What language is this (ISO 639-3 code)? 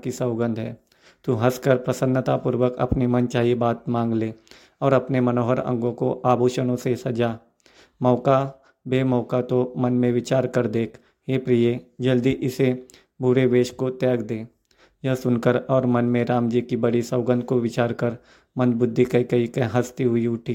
hin